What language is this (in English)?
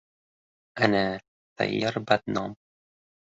Uzbek